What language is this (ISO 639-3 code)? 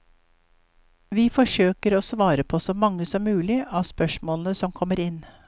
nor